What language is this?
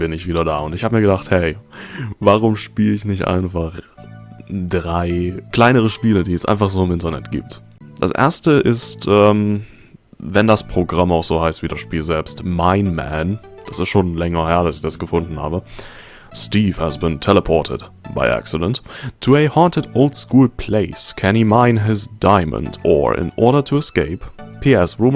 German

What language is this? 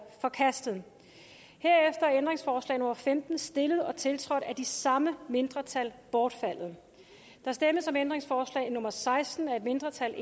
Danish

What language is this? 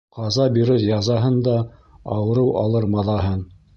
Bashkir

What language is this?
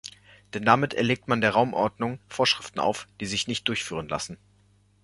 German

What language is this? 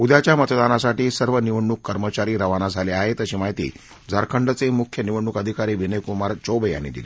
Marathi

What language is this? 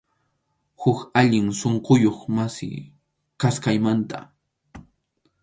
Arequipa-La Unión Quechua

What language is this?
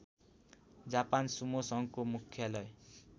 Nepali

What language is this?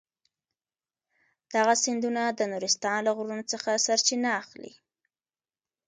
Pashto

